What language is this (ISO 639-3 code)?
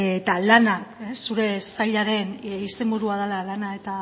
eus